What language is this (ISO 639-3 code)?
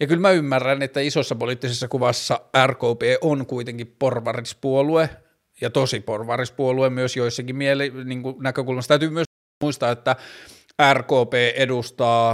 fin